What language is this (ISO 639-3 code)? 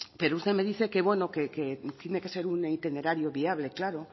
spa